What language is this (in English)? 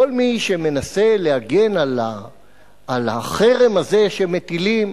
Hebrew